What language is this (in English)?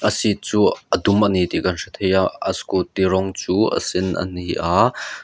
Mizo